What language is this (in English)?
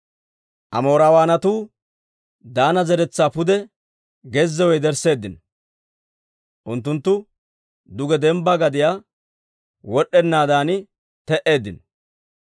Dawro